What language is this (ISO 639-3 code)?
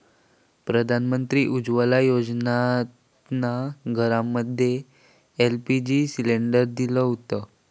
mar